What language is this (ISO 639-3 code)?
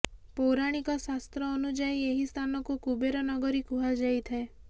ori